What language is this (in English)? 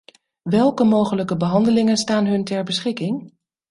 Dutch